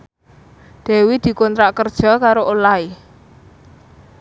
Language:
Javanese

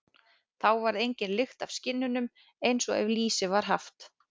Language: Icelandic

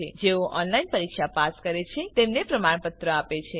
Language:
Gujarati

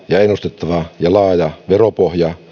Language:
Finnish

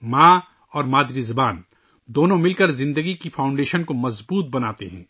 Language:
Urdu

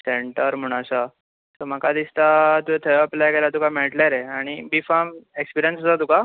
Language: Konkani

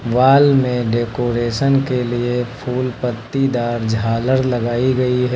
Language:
Hindi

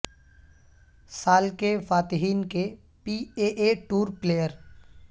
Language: Urdu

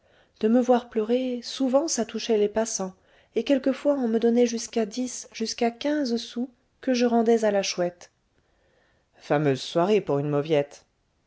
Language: French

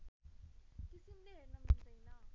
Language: Nepali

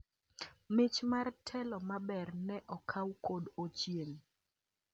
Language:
Luo (Kenya and Tanzania)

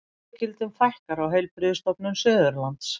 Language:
Icelandic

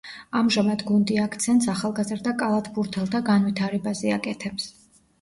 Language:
Georgian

